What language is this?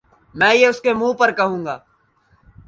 Urdu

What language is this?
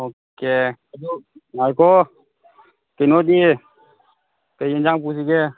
Manipuri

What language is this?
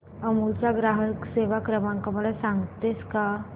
Marathi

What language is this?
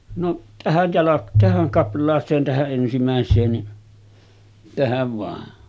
Finnish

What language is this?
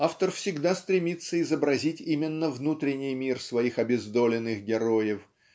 Russian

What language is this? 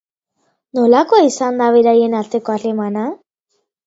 Basque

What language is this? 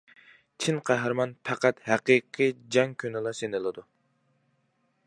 Uyghur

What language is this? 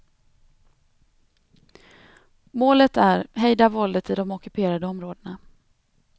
Swedish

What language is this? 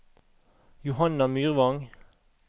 Norwegian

